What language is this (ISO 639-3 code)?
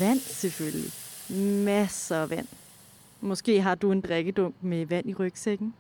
dan